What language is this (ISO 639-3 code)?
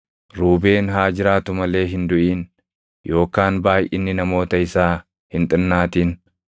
orm